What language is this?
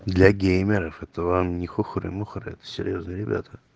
Russian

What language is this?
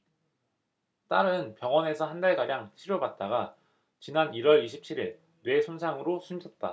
Korean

